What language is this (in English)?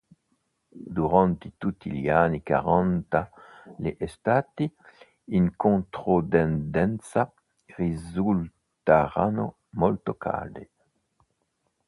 Italian